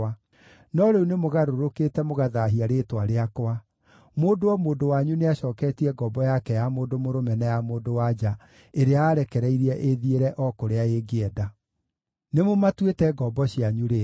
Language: Kikuyu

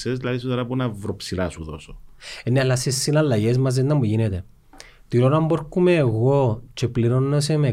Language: Greek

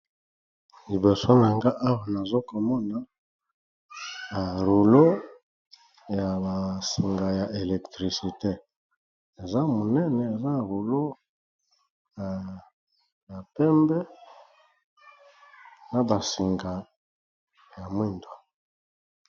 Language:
Lingala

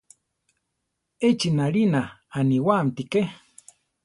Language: Central Tarahumara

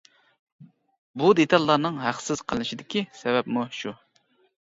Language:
Uyghur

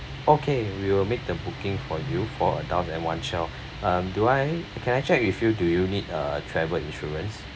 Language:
English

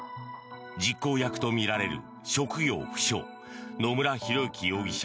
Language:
Japanese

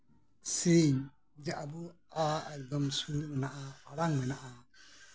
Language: Santali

